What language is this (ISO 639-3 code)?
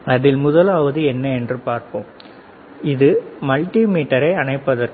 tam